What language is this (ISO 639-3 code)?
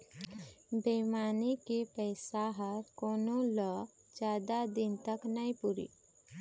hne